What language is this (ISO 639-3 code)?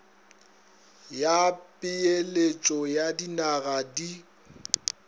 nso